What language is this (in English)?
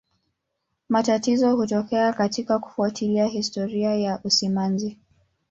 Swahili